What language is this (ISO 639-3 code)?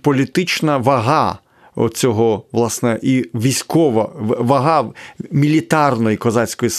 ukr